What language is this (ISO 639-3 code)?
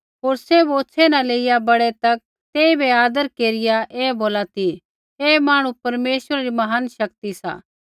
kfx